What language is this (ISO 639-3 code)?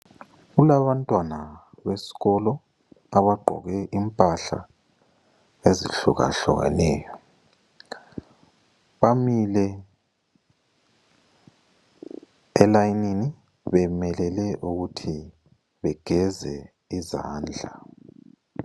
nde